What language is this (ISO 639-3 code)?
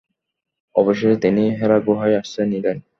ben